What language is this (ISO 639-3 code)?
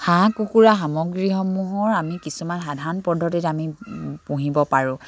asm